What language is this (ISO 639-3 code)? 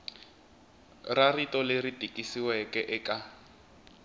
tso